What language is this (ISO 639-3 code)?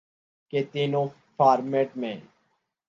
urd